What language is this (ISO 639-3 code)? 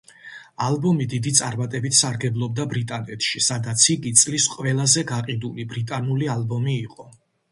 kat